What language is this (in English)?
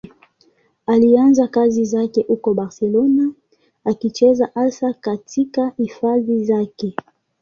Swahili